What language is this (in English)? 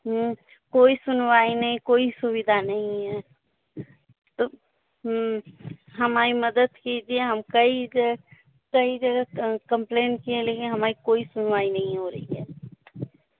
Hindi